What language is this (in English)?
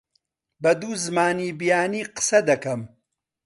Central Kurdish